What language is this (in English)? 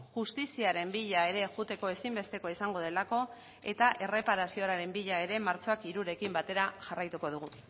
Basque